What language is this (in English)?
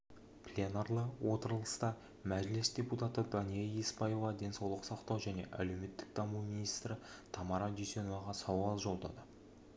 Kazakh